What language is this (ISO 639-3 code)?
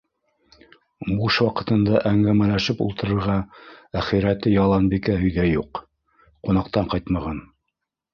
bak